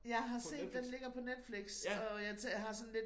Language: Danish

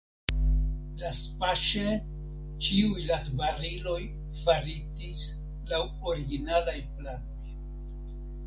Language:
Esperanto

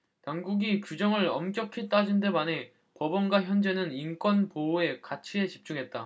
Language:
Korean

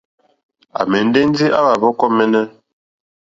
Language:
Mokpwe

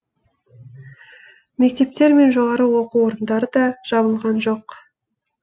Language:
Kazakh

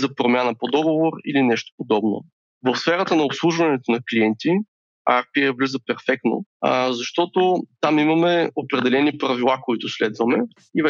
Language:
Bulgarian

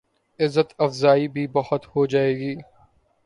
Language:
Urdu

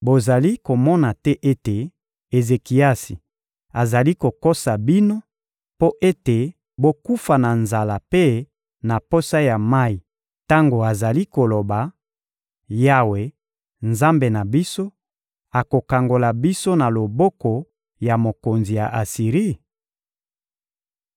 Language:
Lingala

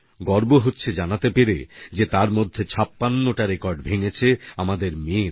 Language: Bangla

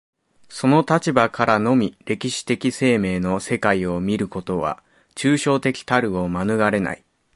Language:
Japanese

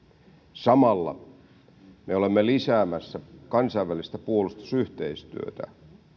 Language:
Finnish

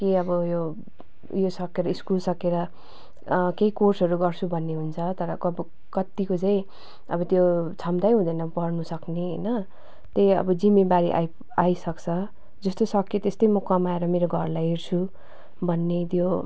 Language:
Nepali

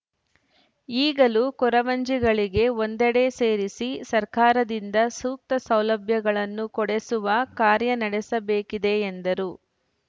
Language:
Kannada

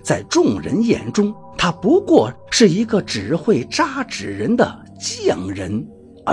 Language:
Chinese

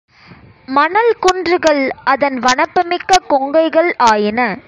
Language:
Tamil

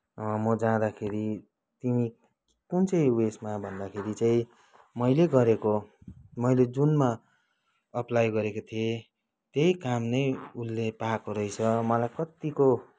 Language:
Nepali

